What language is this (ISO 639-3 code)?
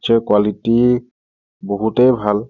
asm